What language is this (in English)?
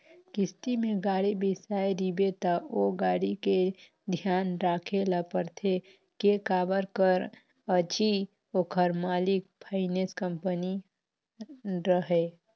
Chhattisgarhi